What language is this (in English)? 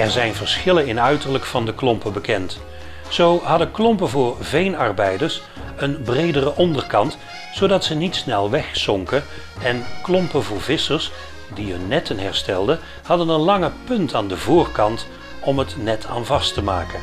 Dutch